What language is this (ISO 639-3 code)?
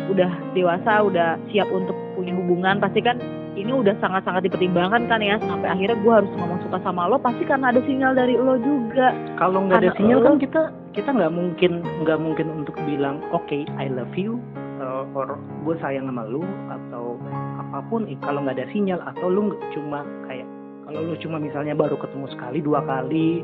ind